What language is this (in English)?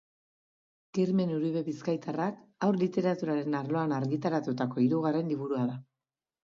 Basque